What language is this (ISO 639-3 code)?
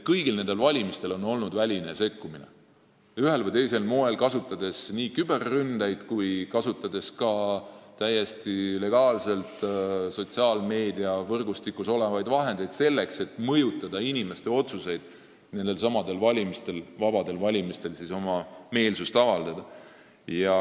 est